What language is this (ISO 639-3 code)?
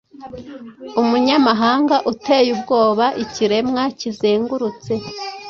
kin